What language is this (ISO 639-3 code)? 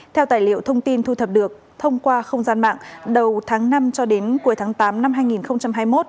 vie